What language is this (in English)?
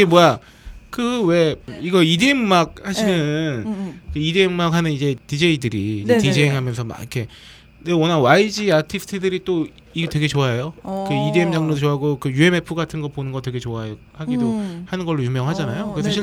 Korean